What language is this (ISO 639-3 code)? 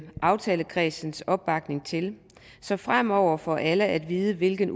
dan